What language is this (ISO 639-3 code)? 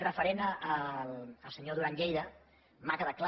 cat